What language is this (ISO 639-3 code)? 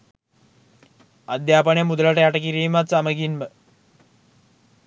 sin